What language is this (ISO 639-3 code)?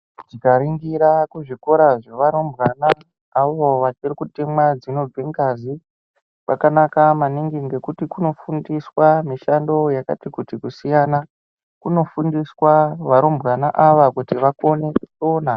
ndc